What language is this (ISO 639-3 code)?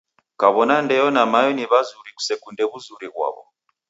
dav